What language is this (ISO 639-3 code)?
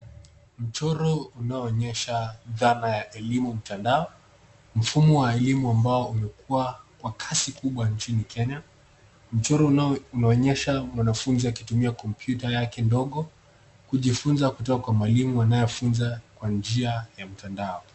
swa